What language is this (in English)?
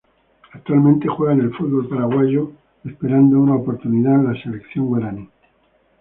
Spanish